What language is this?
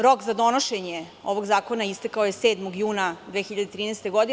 Serbian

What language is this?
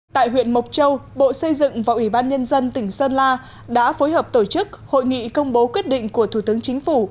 Vietnamese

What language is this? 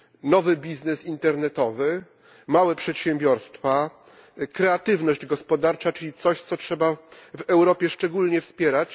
Polish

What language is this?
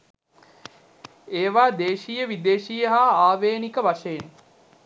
Sinhala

